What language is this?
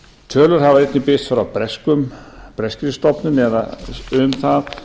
Icelandic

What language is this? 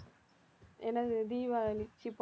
Tamil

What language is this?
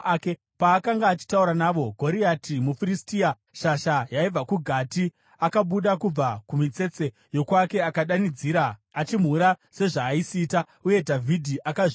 Shona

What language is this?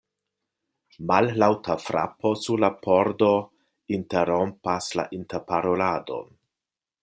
Esperanto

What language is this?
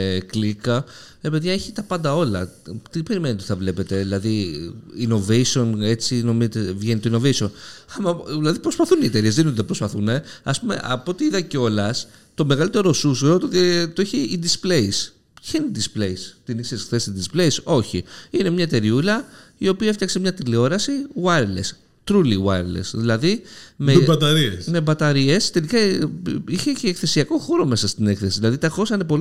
Greek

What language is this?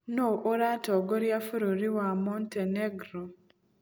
Kikuyu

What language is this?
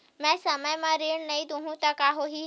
Chhattisgarhi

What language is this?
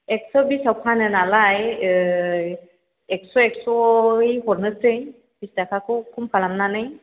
Bodo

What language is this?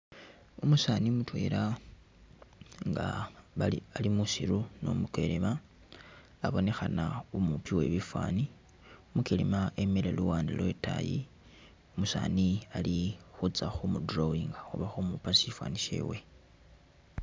Masaaba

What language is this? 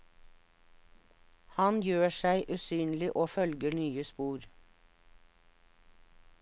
Norwegian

